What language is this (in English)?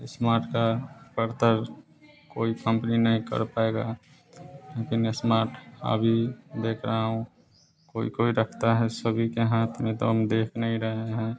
Hindi